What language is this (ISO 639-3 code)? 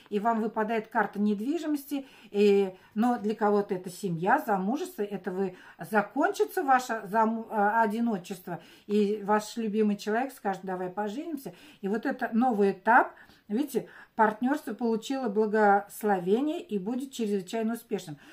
rus